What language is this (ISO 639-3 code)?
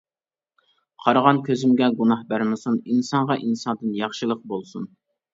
uig